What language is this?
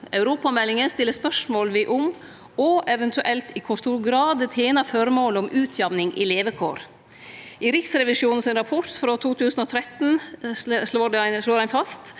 Norwegian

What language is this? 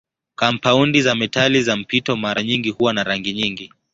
Swahili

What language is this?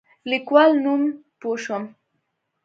Pashto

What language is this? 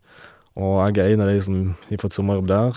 Norwegian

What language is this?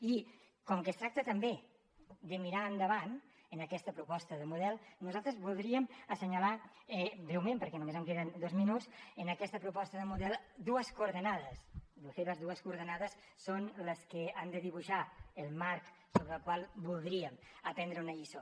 Catalan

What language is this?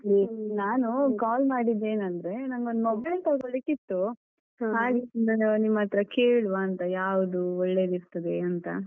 Kannada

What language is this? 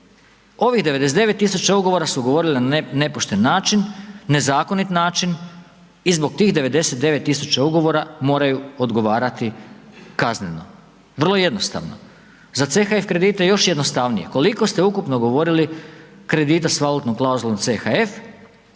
Croatian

